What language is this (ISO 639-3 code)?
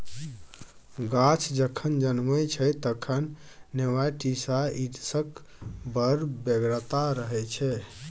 mai